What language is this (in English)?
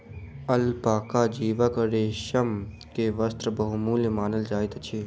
Maithili